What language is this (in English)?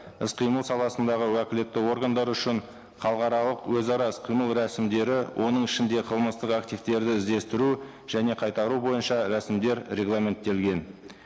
Kazakh